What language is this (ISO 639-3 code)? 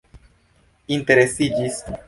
epo